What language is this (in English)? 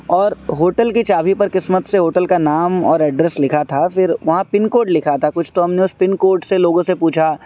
Urdu